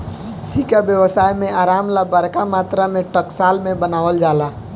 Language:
Bhojpuri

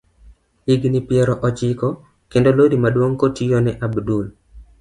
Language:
Luo (Kenya and Tanzania)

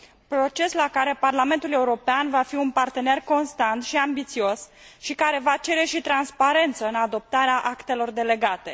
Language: Romanian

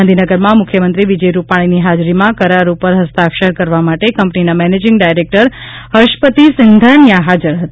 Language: Gujarati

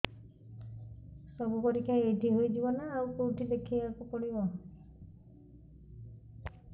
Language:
Odia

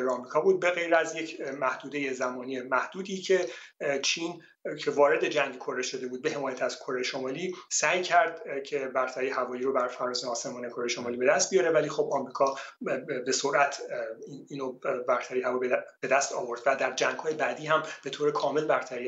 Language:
Persian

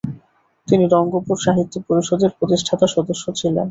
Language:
Bangla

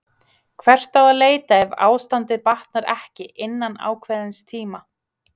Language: Icelandic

